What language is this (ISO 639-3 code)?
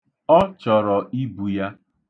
ibo